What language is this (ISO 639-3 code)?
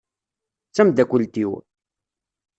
kab